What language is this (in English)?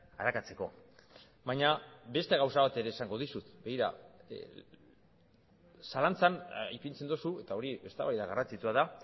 Basque